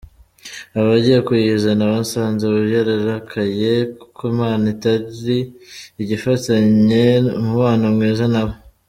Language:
Kinyarwanda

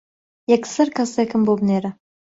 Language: Central Kurdish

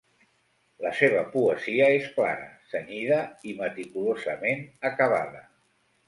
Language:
Catalan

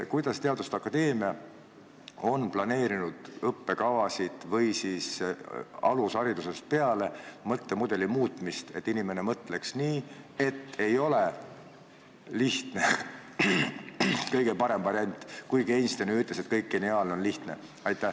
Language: Estonian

